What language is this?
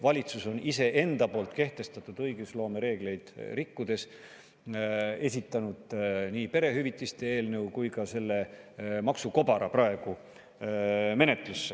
Estonian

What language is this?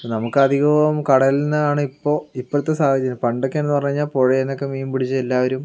Malayalam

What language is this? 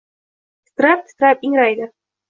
Uzbek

